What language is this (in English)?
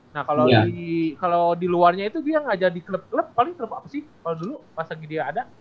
Indonesian